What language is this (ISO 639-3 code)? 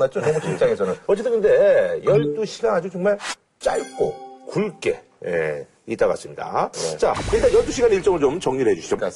kor